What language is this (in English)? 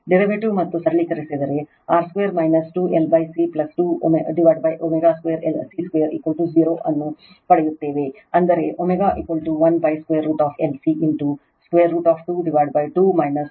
Kannada